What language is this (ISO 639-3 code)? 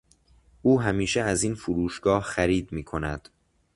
fas